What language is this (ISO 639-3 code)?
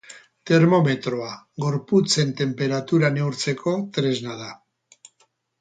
eus